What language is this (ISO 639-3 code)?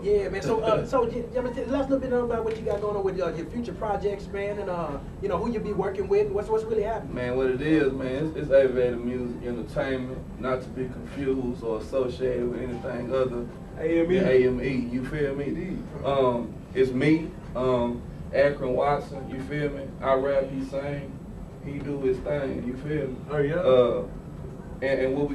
eng